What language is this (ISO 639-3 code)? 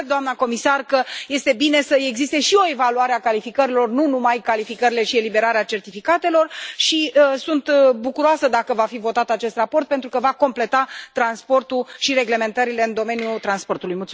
ron